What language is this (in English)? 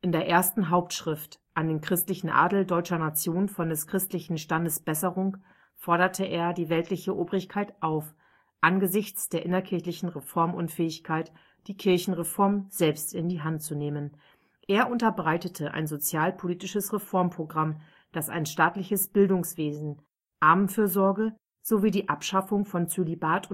German